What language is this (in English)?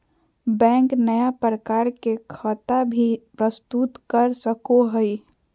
Magahi